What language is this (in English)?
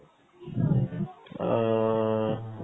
Assamese